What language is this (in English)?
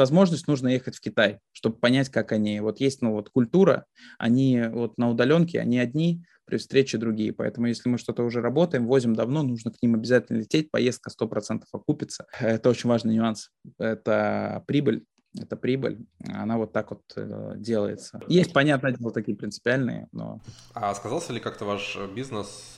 Russian